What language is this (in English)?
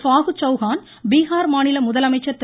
Tamil